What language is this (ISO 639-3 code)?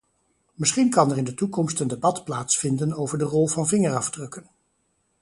nld